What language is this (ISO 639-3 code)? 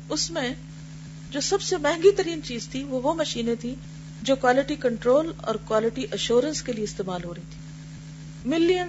urd